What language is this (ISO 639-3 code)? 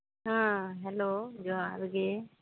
sat